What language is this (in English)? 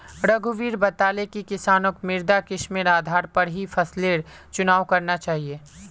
Magahi